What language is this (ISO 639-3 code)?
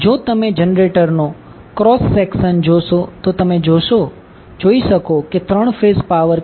guj